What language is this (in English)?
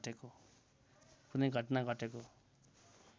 Nepali